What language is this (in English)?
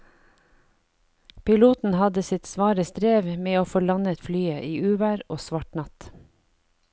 Norwegian